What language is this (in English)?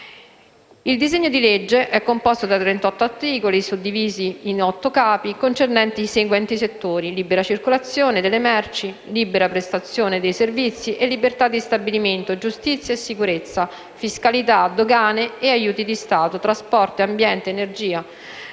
Italian